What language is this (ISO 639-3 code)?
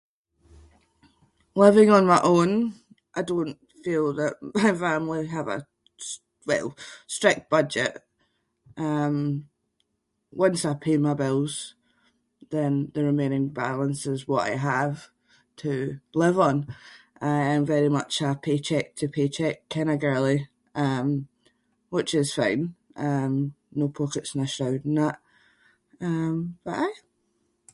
sco